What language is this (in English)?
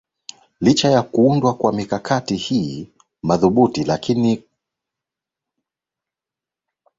Swahili